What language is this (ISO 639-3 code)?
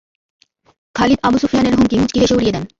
ben